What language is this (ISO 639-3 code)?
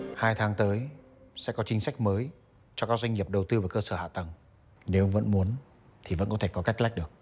vie